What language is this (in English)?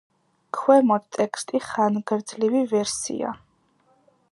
Georgian